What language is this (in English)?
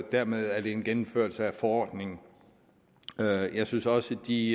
Danish